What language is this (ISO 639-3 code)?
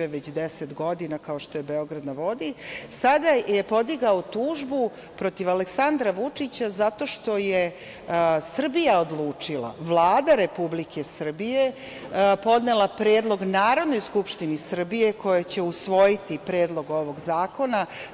srp